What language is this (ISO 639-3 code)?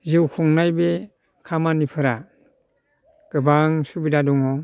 brx